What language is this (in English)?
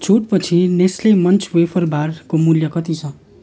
Nepali